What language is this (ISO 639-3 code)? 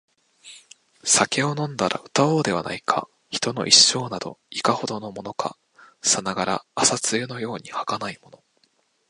jpn